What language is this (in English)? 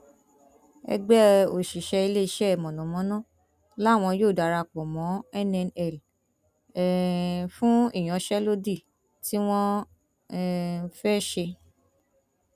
Yoruba